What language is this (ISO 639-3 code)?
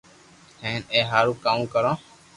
lrk